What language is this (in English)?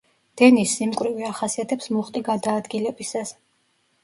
Georgian